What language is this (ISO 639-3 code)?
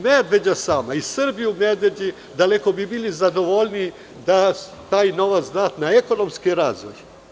srp